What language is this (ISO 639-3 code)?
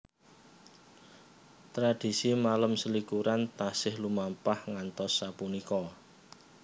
jav